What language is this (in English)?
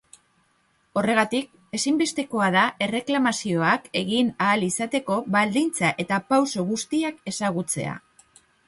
Basque